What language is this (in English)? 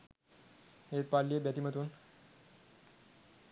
Sinhala